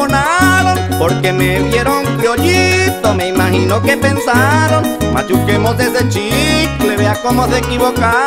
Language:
Spanish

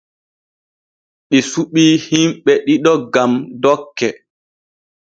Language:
Borgu Fulfulde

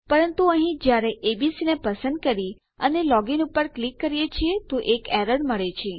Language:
Gujarati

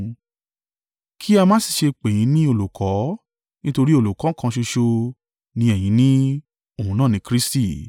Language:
Yoruba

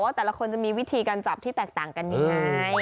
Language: Thai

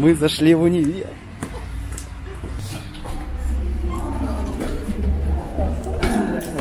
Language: Russian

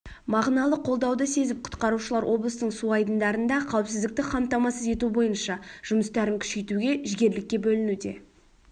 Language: Kazakh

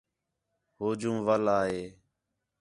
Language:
Khetrani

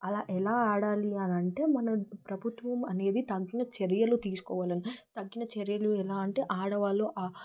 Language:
Telugu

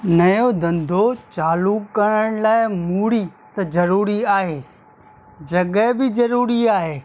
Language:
Sindhi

